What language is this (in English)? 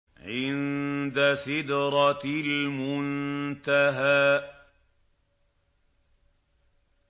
Arabic